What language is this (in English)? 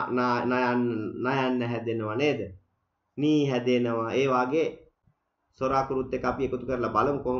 Turkish